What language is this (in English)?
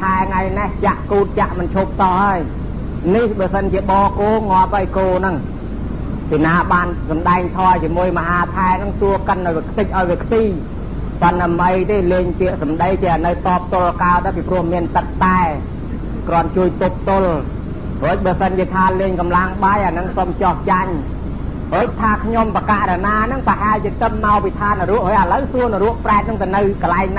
Thai